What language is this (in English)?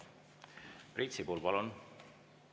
Estonian